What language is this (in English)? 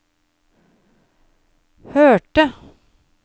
Norwegian